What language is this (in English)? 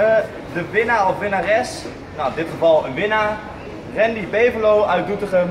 Dutch